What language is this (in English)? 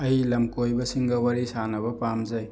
Manipuri